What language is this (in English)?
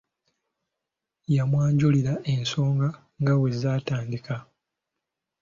Ganda